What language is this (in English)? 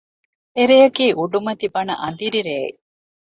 Divehi